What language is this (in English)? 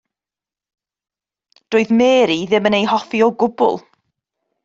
Welsh